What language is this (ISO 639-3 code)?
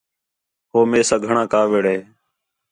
xhe